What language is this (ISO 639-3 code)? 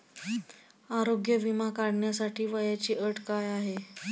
mar